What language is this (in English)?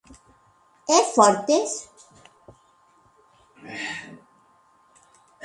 Galician